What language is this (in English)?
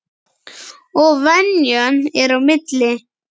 Icelandic